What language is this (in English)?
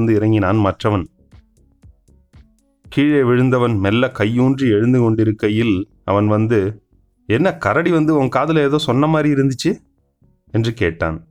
Tamil